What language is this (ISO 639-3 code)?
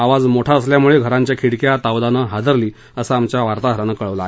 mar